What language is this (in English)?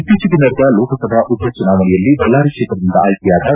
Kannada